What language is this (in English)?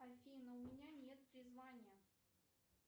Russian